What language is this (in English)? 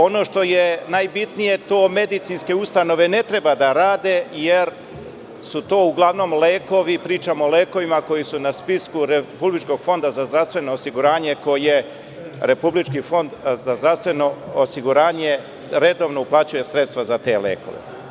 Serbian